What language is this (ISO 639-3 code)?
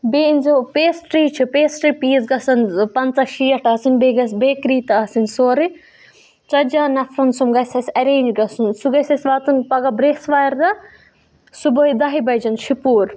kas